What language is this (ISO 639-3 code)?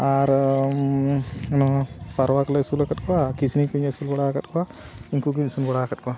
sat